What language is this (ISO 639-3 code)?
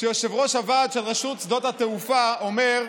heb